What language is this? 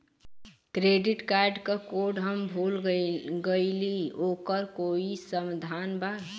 Bhojpuri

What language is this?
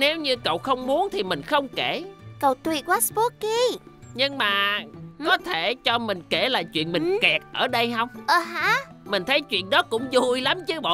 Vietnamese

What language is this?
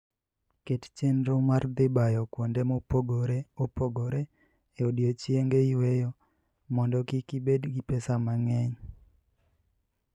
Luo (Kenya and Tanzania)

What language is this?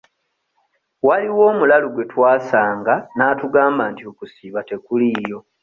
Ganda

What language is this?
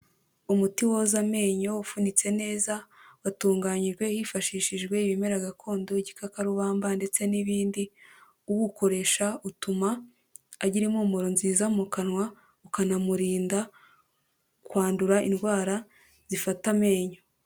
Kinyarwanda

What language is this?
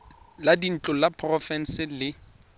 Tswana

